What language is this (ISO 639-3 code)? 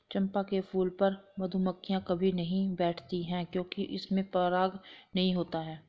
hin